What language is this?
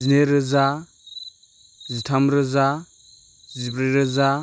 Bodo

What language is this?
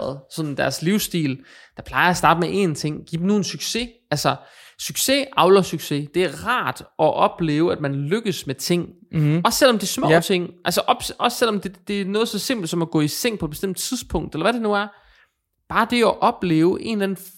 Danish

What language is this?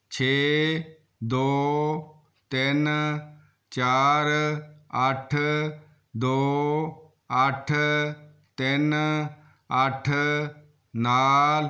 Punjabi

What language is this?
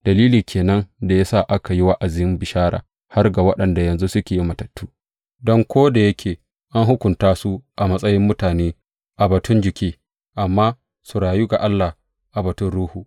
Hausa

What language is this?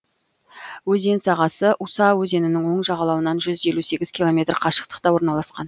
Kazakh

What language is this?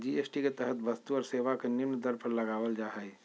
Magahi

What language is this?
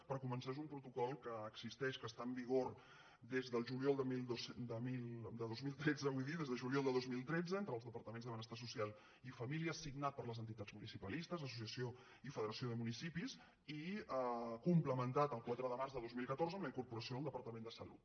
Catalan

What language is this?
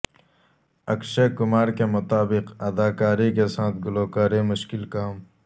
Urdu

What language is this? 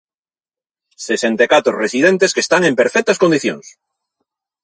Galician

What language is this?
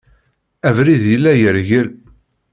Kabyle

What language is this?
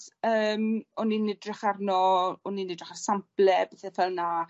Welsh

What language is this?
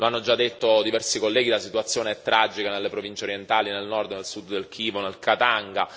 Italian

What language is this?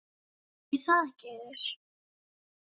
Icelandic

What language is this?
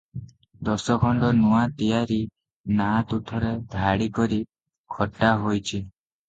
Odia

